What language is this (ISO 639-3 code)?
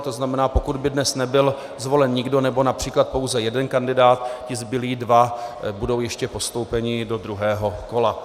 ces